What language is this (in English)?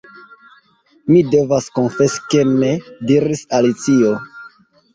Esperanto